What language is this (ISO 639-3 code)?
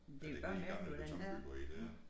dan